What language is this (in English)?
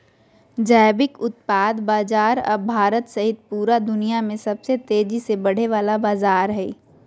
Magahi